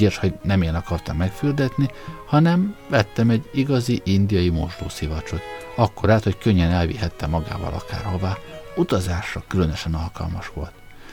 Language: Hungarian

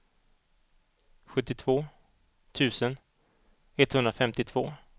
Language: Swedish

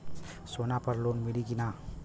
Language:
Bhojpuri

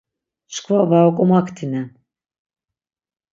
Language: Laz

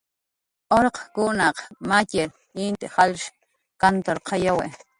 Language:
Jaqaru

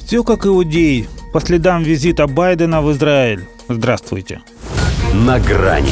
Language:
Russian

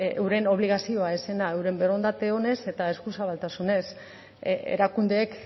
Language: Basque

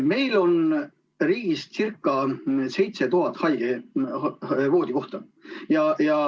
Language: Estonian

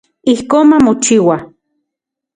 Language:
Central Puebla Nahuatl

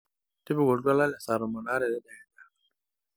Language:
Masai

